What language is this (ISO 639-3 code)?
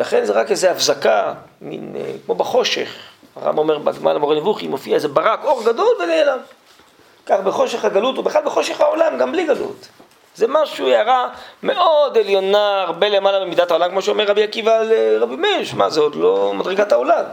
heb